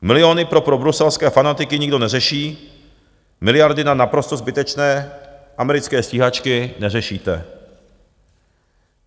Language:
Czech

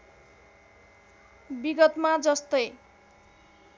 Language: Nepali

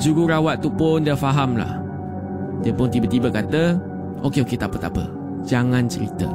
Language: Malay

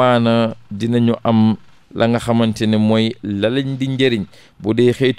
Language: Indonesian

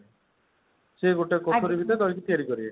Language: Odia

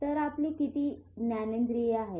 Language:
Marathi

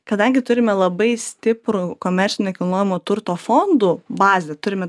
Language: Lithuanian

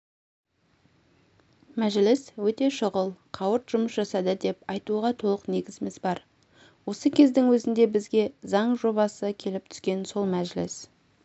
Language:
Kazakh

